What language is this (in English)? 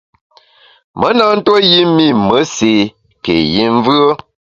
Bamun